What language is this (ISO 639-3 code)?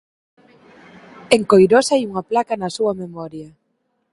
glg